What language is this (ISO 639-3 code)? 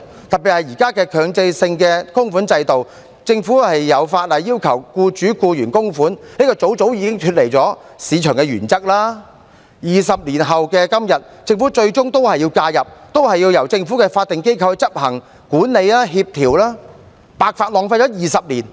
yue